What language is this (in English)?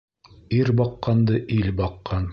Bashkir